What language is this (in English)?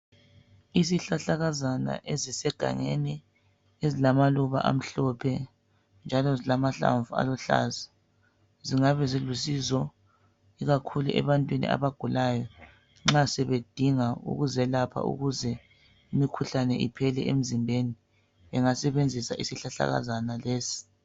North Ndebele